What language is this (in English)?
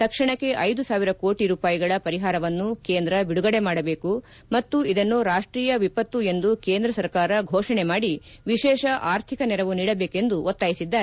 Kannada